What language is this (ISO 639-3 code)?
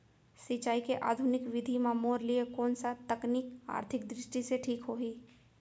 hne